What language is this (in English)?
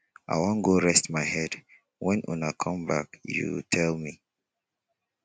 Nigerian Pidgin